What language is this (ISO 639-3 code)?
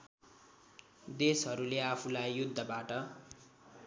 nep